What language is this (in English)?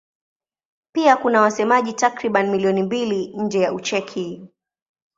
Swahili